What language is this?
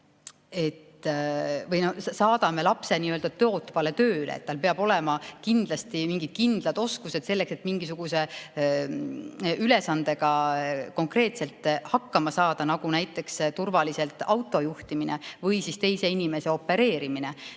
Estonian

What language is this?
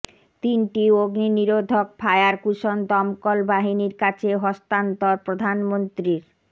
Bangla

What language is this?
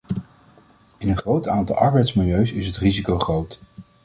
Dutch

